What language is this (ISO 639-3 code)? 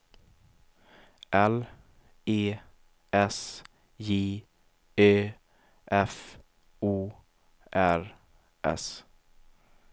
swe